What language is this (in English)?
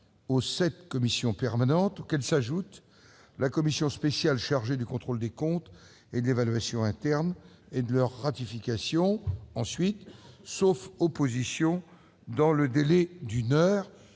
French